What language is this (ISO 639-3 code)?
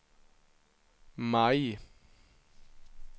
swe